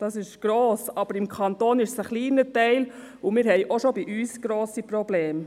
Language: Swiss German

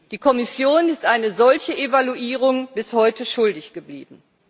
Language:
German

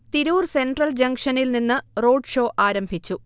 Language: Malayalam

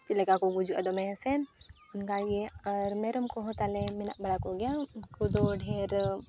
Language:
Santali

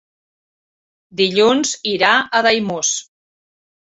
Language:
Catalan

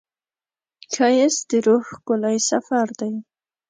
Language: Pashto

